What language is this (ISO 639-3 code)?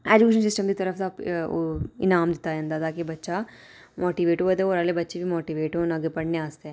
doi